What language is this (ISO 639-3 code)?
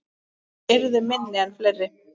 isl